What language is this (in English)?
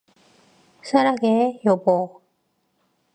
Korean